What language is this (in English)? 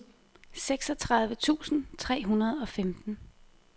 Danish